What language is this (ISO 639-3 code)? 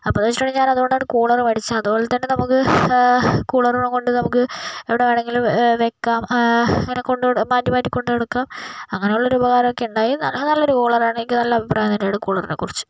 mal